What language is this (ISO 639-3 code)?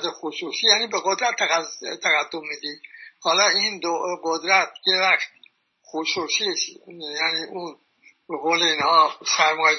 fas